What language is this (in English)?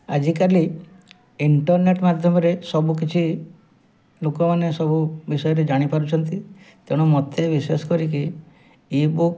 Odia